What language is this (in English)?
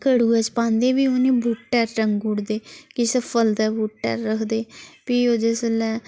Dogri